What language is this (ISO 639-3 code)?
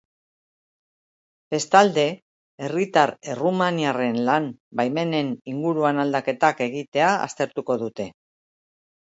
eus